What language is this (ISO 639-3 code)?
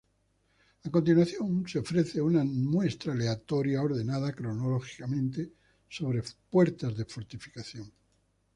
spa